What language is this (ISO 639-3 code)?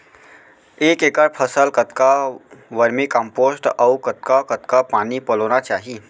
hne